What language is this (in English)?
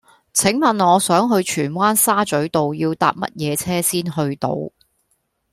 Cantonese